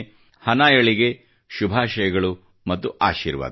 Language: Kannada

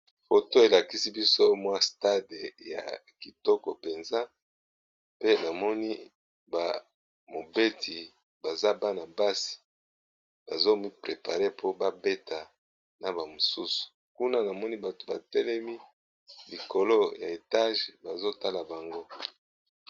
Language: Lingala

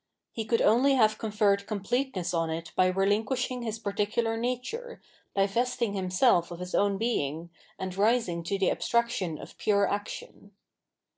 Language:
English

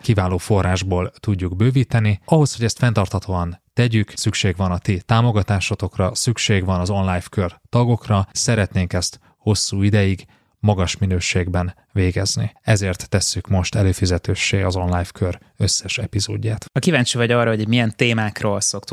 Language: Hungarian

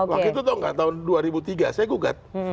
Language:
Indonesian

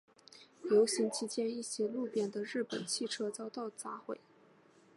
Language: Chinese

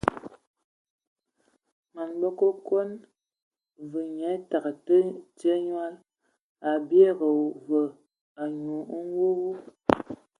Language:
Ewondo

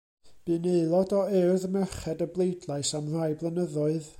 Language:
Welsh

